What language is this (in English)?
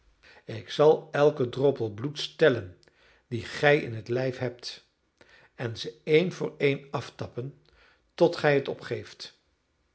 Dutch